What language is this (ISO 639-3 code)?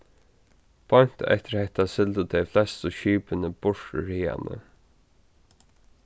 fao